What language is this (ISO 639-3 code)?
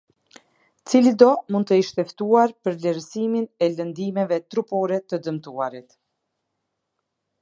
sqi